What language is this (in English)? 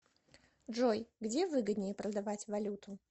Russian